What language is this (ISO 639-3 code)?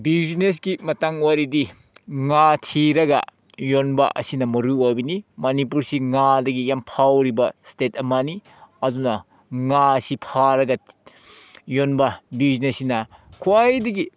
mni